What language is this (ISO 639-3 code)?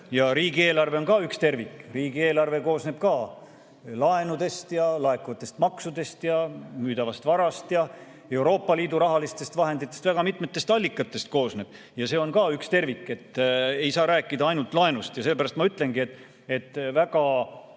est